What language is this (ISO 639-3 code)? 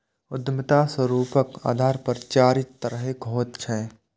mai